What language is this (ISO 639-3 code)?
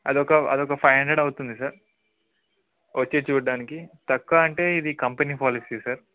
tel